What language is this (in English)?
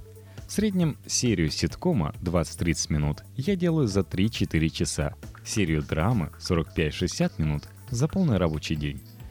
Russian